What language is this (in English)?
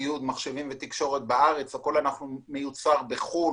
Hebrew